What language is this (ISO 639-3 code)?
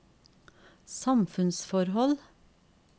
nor